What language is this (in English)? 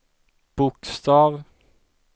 Swedish